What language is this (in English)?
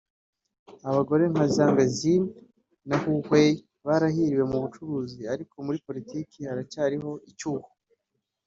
Kinyarwanda